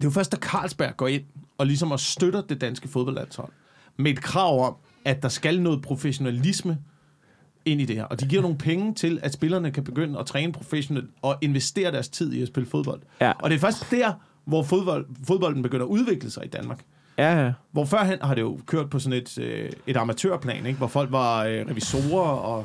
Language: Danish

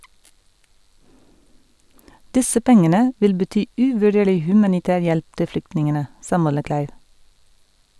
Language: Norwegian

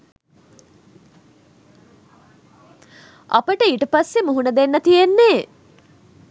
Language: Sinhala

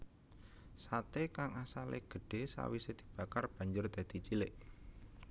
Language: Javanese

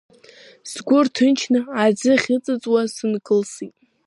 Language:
Abkhazian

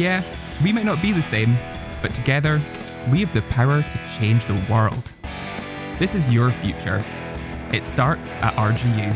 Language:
English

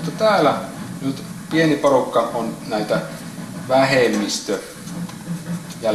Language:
Finnish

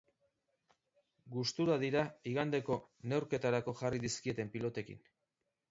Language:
Basque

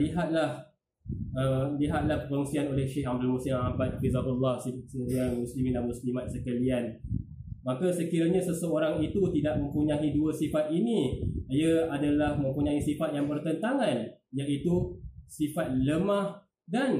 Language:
Malay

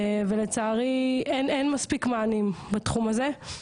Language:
Hebrew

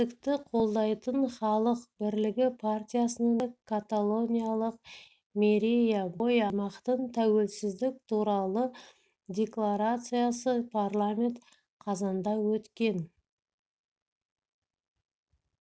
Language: Kazakh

